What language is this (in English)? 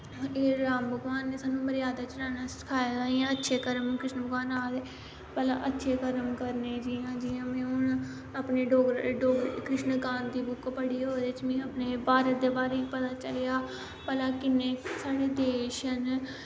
Dogri